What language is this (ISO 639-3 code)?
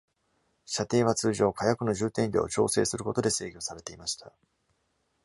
jpn